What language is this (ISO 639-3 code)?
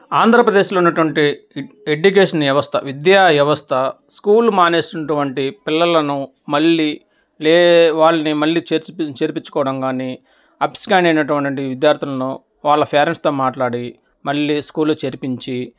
tel